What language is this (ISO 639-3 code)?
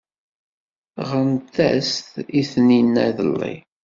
kab